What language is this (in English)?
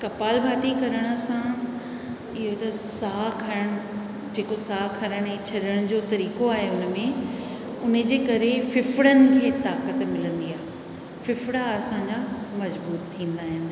Sindhi